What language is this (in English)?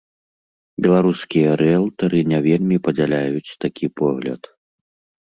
Belarusian